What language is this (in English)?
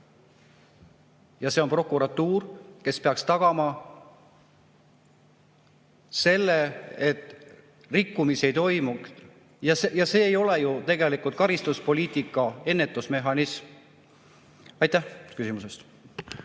Estonian